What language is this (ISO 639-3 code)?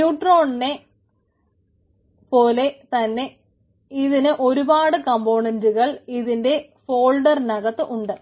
mal